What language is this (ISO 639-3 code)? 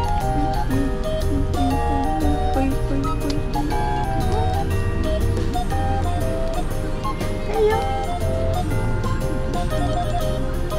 jpn